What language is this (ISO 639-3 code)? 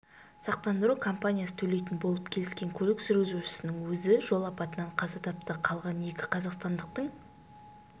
kaz